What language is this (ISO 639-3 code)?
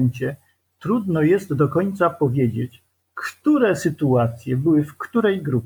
pol